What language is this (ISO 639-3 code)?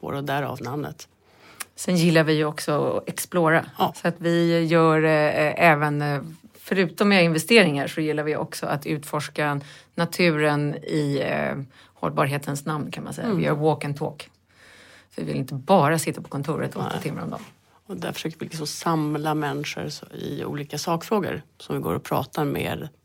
swe